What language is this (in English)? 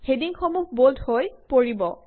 Assamese